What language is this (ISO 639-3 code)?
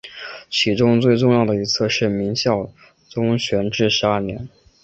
zho